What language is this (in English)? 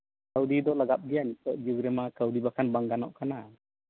Santali